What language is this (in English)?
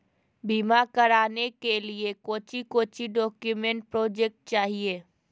Magahi